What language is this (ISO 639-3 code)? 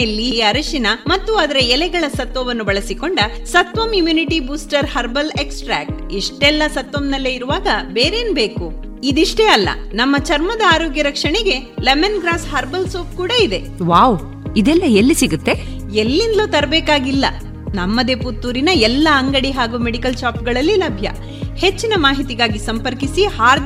kan